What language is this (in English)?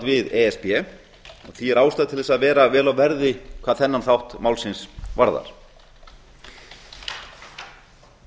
Icelandic